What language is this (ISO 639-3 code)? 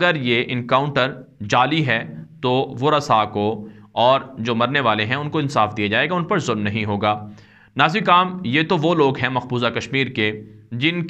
ita